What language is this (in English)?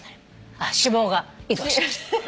Japanese